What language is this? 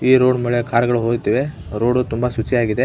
Kannada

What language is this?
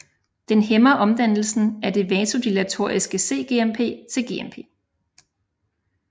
Danish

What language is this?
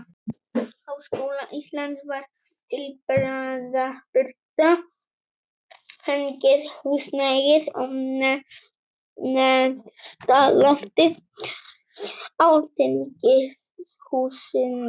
Icelandic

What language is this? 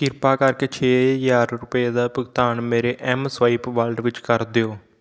Punjabi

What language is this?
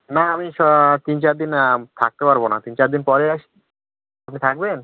Bangla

